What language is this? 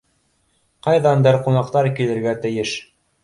Bashkir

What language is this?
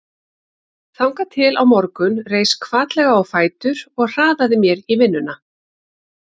Icelandic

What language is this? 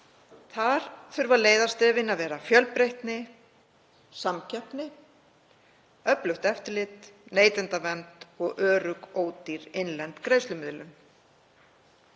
Icelandic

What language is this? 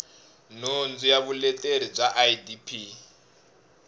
Tsonga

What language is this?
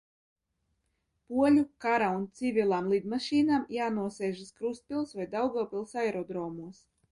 Latvian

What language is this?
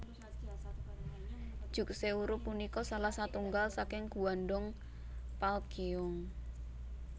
Javanese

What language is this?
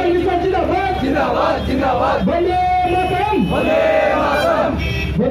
Turkish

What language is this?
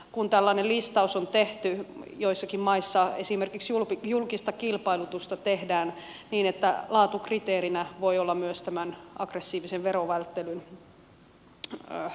Finnish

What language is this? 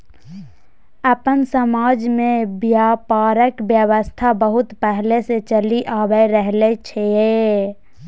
Maithili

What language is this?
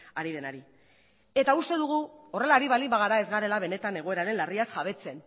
Basque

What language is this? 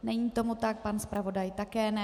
Czech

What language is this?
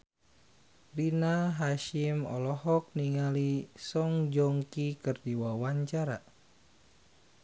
Sundanese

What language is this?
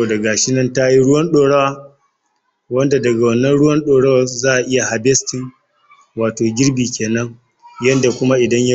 Hausa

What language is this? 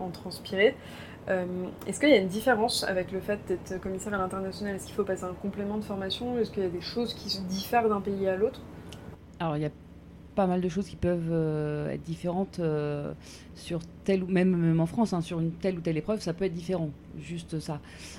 French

